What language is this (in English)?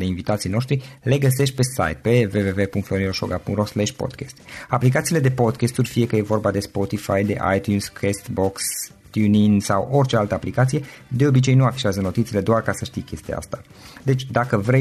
Romanian